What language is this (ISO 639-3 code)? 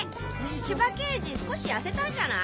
jpn